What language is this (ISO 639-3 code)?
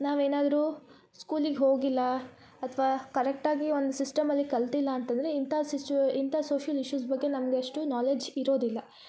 kan